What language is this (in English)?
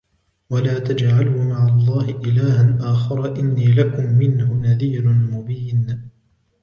Arabic